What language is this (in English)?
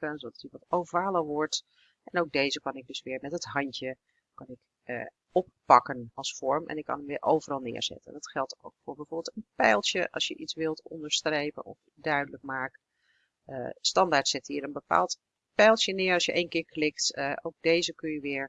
Dutch